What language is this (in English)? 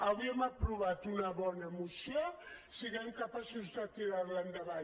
Catalan